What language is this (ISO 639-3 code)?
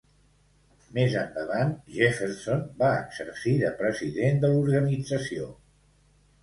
cat